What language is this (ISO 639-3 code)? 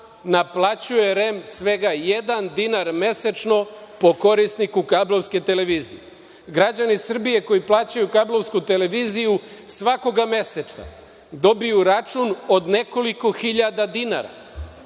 srp